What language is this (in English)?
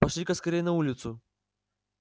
Russian